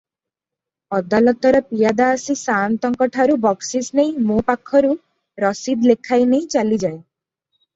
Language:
Odia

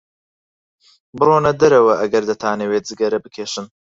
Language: Central Kurdish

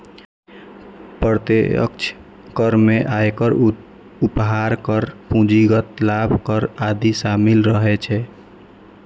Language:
Maithili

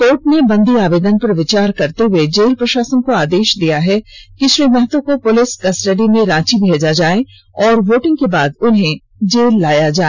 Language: Hindi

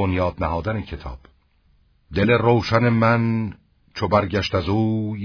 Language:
Persian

